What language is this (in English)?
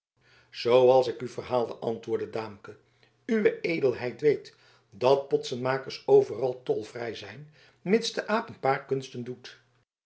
Dutch